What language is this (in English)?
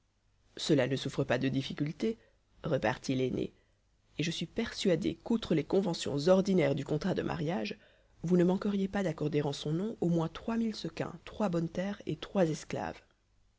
French